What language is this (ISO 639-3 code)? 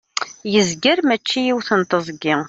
kab